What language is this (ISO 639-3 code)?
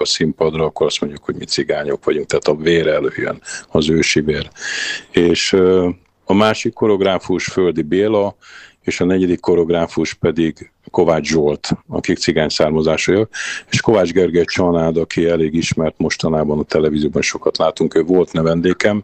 hun